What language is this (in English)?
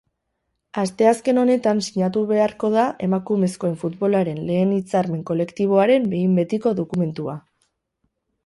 Basque